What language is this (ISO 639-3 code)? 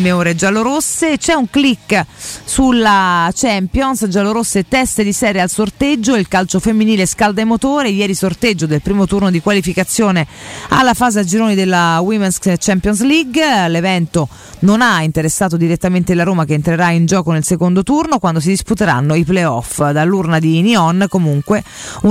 ita